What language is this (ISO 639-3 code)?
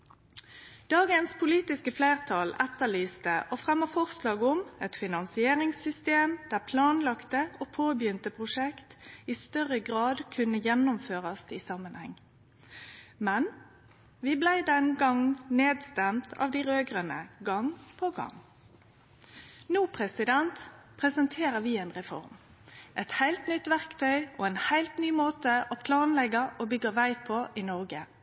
nno